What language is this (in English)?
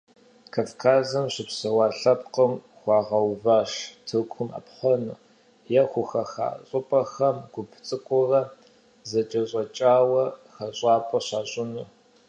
Kabardian